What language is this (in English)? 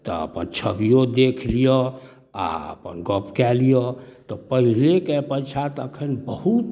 Maithili